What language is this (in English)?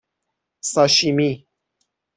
Persian